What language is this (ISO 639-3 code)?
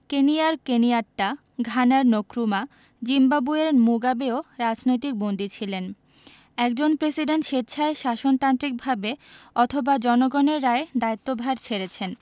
ben